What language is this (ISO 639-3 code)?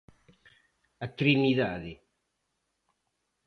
glg